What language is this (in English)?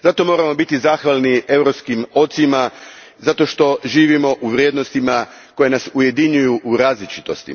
Croatian